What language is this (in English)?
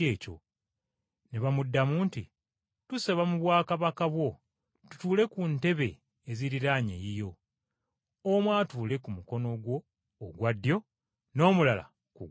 Ganda